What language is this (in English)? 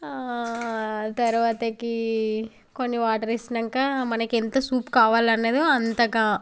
Telugu